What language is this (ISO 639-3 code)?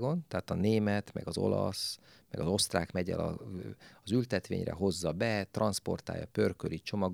hun